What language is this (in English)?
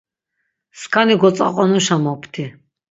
Laz